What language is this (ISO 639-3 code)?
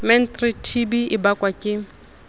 sot